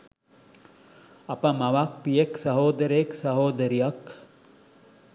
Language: Sinhala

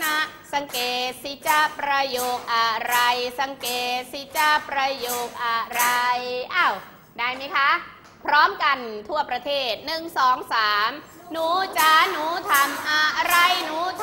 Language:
Thai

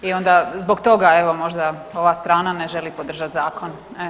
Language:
Croatian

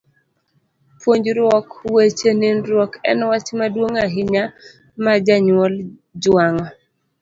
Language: Luo (Kenya and Tanzania)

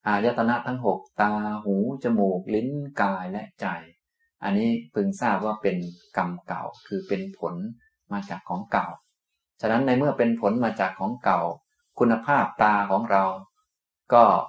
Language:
Thai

